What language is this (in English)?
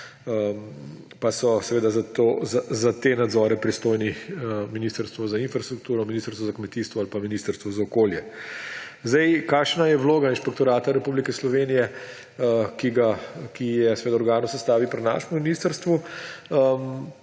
Slovenian